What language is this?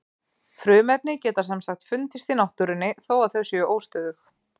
Icelandic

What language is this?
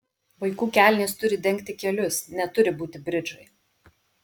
Lithuanian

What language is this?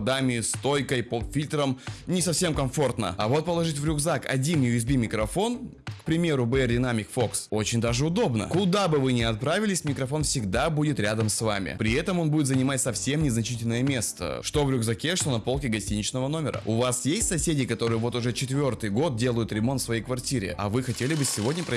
Russian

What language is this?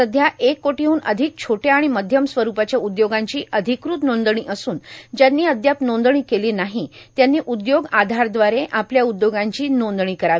Marathi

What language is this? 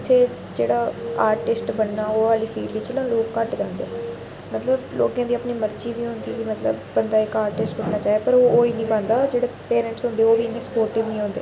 Dogri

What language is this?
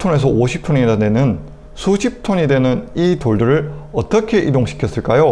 Korean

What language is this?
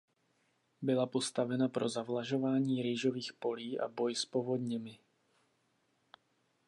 Czech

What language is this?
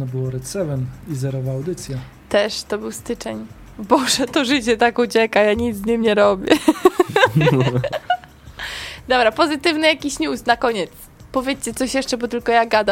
Polish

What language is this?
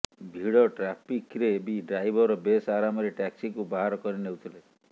Odia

